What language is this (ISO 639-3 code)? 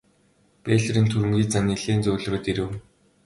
mon